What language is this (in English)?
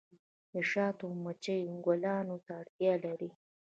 Pashto